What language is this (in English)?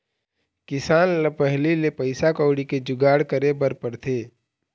Chhattisgarhi